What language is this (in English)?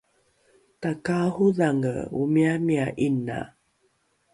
Rukai